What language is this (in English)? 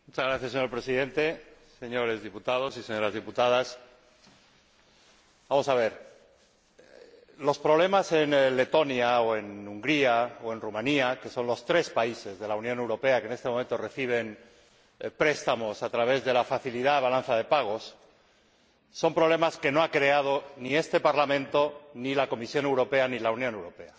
Spanish